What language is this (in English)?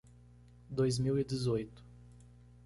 Portuguese